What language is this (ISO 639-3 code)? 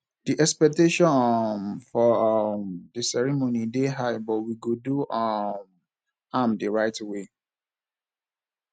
pcm